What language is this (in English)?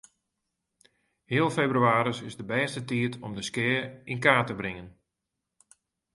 Western Frisian